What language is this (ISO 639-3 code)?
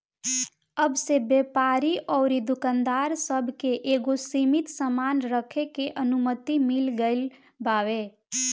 bho